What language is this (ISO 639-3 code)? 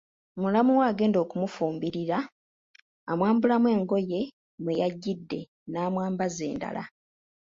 lug